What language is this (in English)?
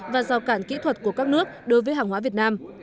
Vietnamese